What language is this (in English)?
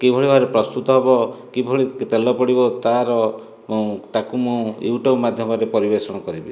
Odia